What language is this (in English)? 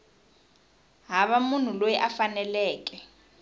Tsonga